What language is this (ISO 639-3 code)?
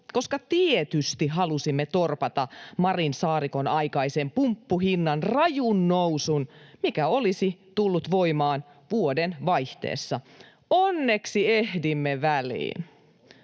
fin